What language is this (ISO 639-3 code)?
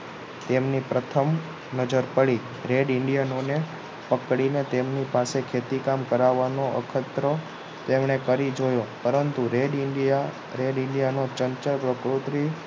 guj